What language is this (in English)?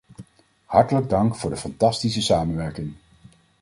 Dutch